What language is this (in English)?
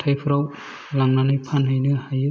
Bodo